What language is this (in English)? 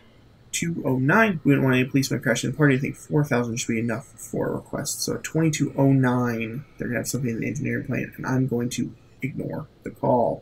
English